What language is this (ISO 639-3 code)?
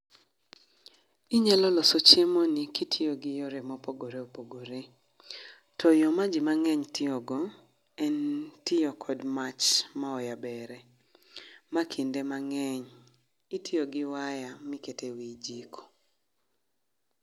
luo